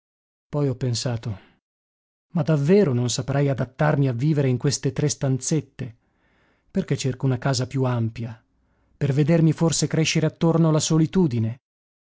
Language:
Italian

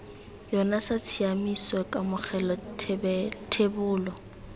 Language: Tswana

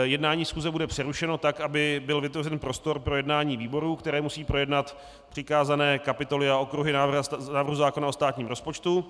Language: Czech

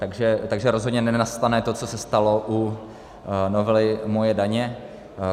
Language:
Czech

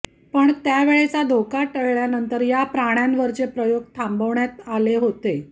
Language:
Marathi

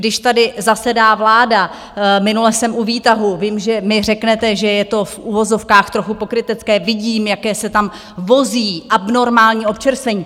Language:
Czech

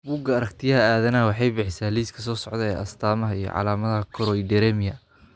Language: Somali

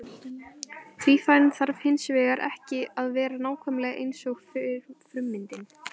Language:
Icelandic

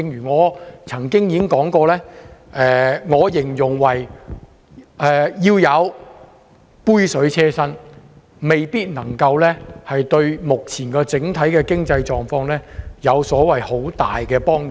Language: Cantonese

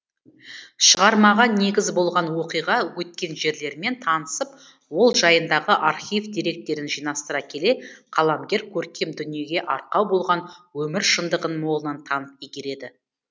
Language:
Kazakh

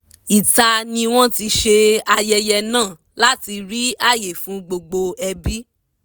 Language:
Yoruba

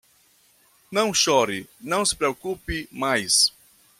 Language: Portuguese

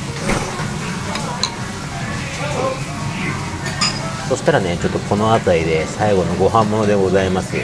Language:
Japanese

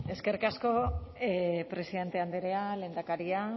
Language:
Basque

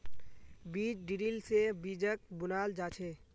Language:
Magahi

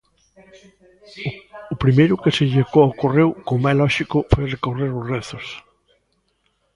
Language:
Galician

